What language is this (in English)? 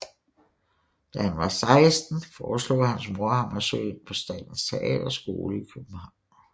Danish